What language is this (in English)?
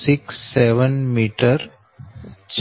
Gujarati